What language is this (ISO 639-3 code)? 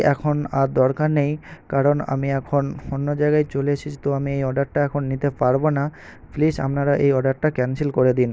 ben